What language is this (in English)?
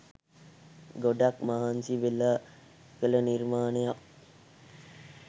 Sinhala